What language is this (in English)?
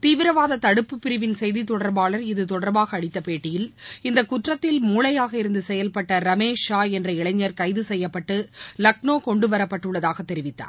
Tamil